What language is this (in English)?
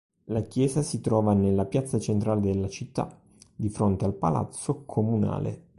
Italian